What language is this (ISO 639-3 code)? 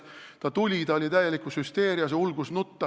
est